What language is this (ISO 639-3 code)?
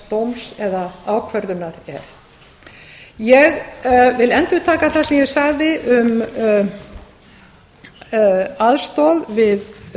isl